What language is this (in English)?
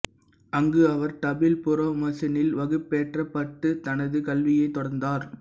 Tamil